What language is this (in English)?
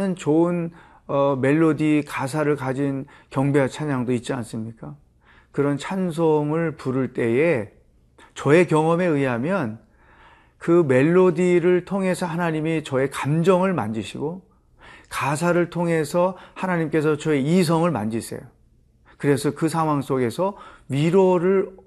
Korean